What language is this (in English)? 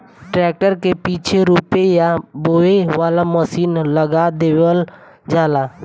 Bhojpuri